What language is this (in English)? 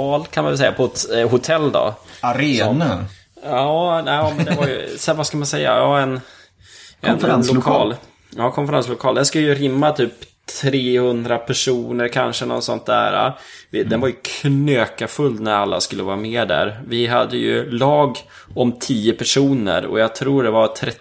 Swedish